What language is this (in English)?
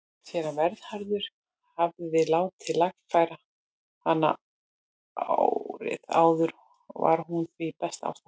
Icelandic